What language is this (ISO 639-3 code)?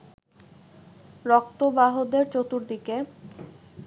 ben